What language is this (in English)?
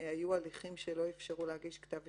Hebrew